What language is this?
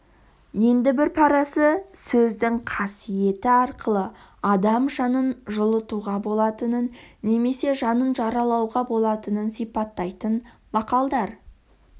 Kazakh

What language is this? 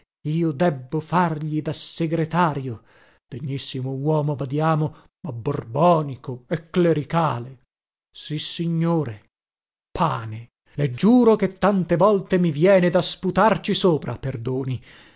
Italian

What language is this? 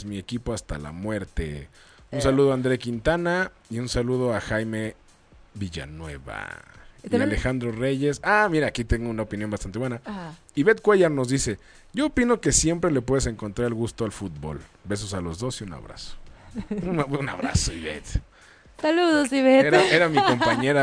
Spanish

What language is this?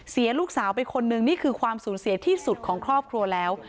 Thai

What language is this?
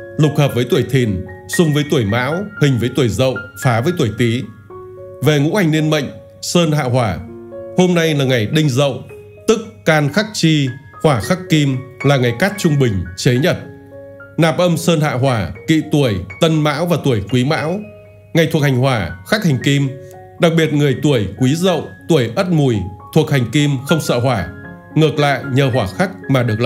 Vietnamese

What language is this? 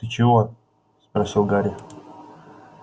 Russian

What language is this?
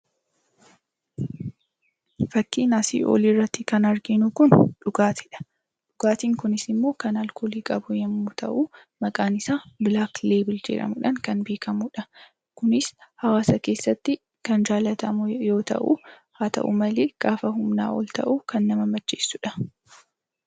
Oromo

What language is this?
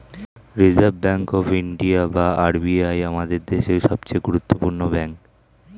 Bangla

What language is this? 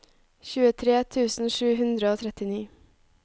Norwegian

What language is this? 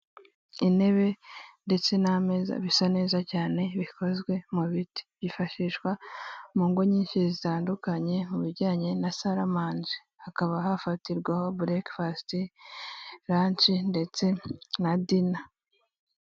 Kinyarwanda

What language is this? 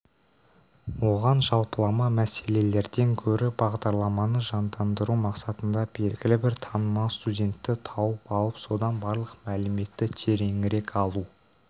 Kazakh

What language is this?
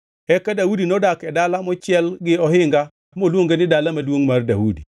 Luo (Kenya and Tanzania)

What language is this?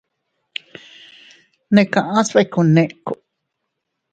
Teutila Cuicatec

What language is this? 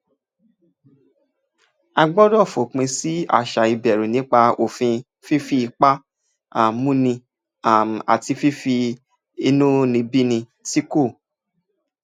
Yoruba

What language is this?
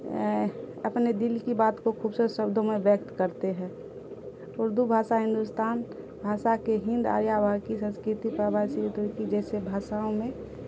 Urdu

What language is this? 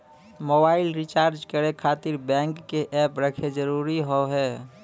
Maithili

